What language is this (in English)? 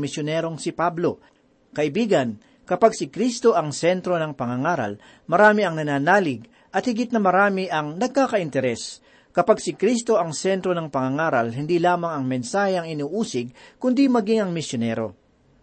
Filipino